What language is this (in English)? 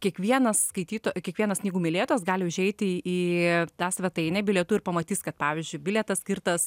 Lithuanian